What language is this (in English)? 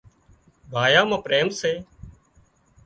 Wadiyara Koli